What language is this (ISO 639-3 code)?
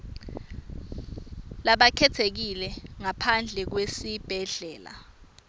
ssw